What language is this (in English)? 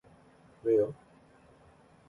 Korean